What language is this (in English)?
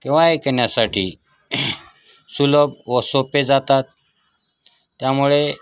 Marathi